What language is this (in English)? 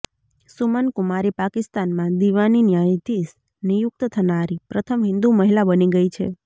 Gujarati